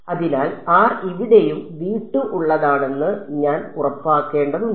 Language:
Malayalam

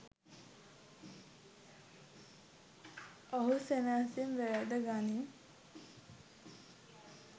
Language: Sinhala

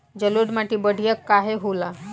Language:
Bhojpuri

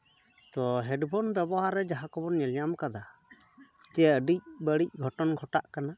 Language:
Santali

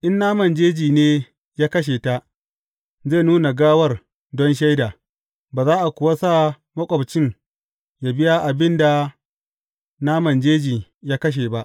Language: Hausa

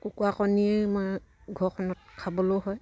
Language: Assamese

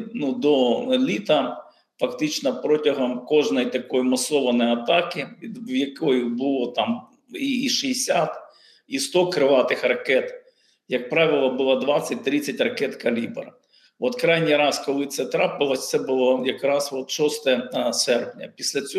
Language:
Ukrainian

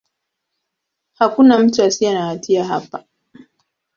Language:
Swahili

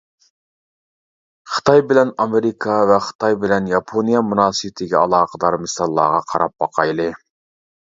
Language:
Uyghur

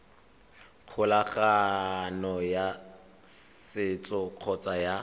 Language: Tswana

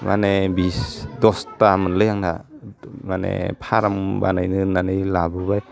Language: Bodo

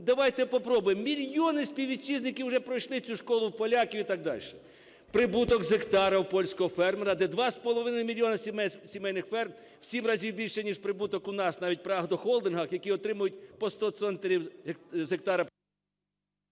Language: Ukrainian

